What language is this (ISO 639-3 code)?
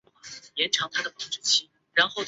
zho